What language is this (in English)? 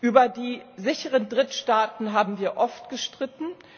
German